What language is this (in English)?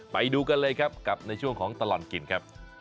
Thai